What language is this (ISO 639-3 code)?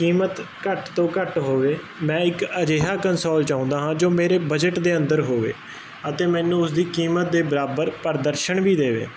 pan